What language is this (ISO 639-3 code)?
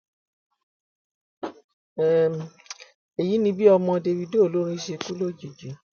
yor